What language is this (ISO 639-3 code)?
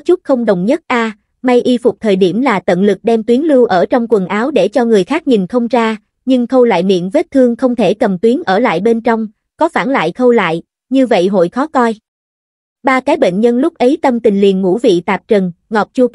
vie